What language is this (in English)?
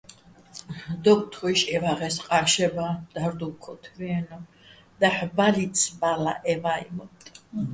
Bats